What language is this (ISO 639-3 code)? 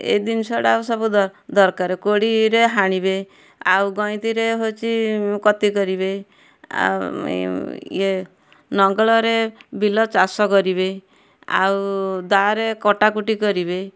ori